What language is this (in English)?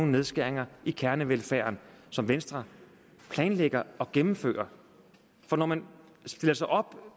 Danish